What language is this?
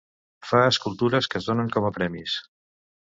Catalan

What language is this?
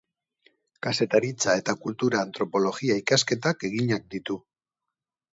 Basque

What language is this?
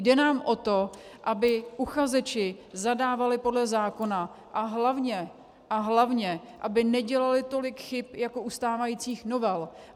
Czech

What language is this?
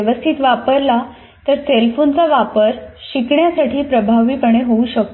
Marathi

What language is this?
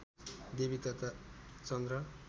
Nepali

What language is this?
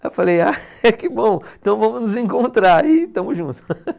Portuguese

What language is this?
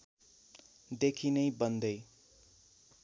Nepali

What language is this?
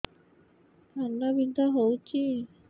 Odia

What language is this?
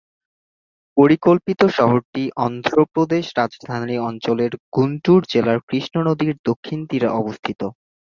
Bangla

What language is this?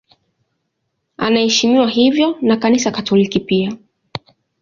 Swahili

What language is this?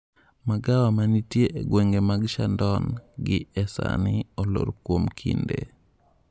Luo (Kenya and Tanzania)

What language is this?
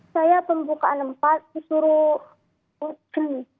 Indonesian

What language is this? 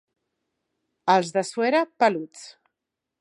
Catalan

